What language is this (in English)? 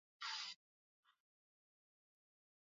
Swahili